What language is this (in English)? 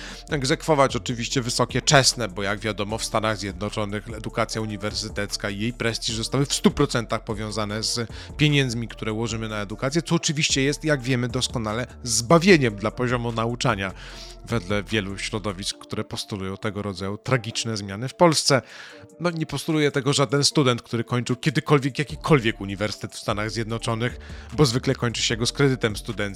Polish